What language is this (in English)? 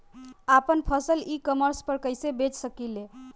Bhojpuri